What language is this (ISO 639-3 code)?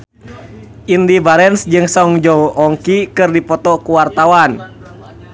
sun